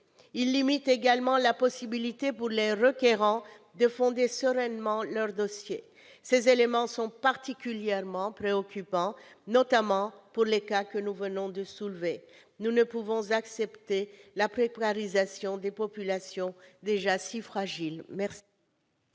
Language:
French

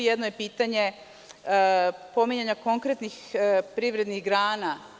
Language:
Serbian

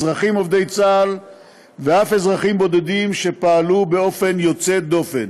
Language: Hebrew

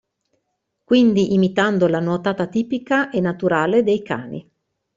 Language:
Italian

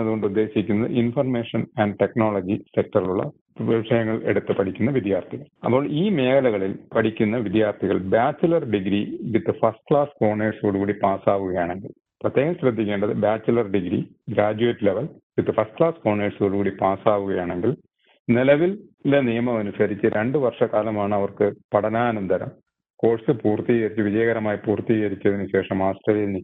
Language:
Malayalam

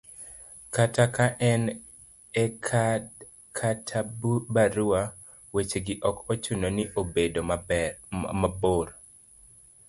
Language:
Luo (Kenya and Tanzania)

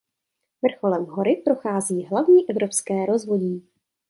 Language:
Czech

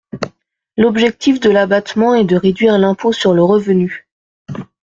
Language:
French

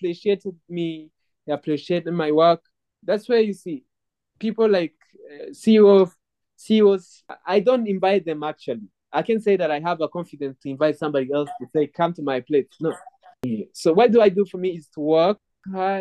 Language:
English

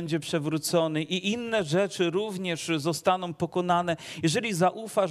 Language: Polish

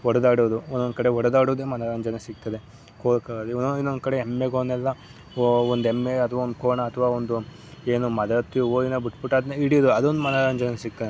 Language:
Kannada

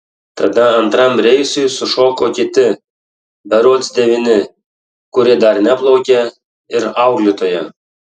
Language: Lithuanian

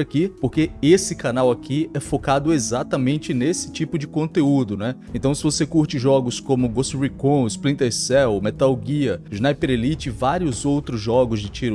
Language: Portuguese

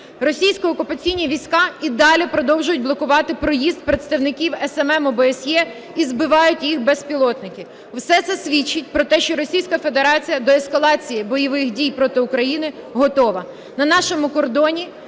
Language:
Ukrainian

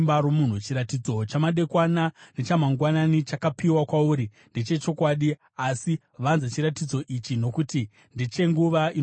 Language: Shona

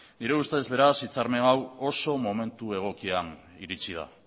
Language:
Basque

